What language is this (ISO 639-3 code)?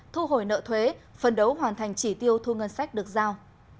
vie